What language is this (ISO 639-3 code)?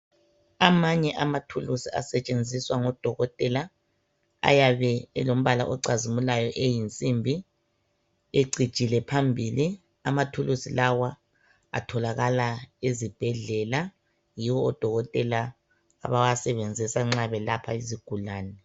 nde